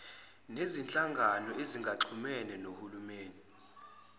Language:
Zulu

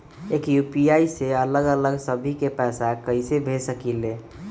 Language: Magahi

